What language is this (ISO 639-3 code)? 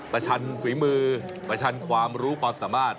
tha